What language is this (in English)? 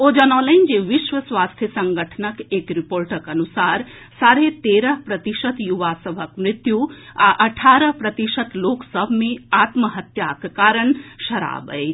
Maithili